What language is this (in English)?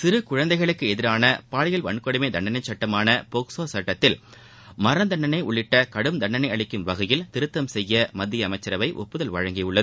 Tamil